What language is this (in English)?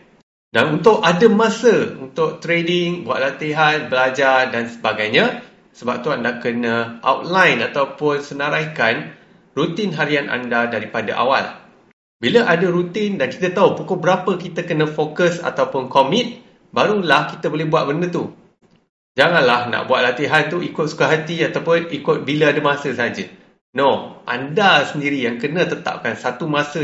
Malay